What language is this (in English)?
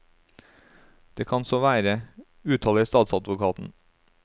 Norwegian